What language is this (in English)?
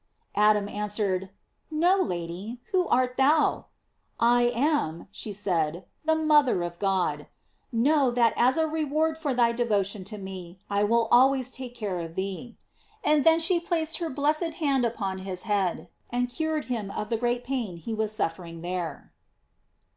English